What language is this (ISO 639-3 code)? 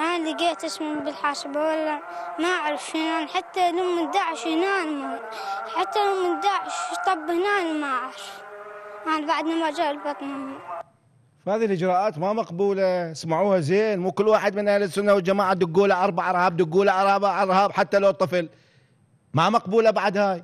ara